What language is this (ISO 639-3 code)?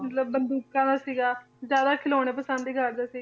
pan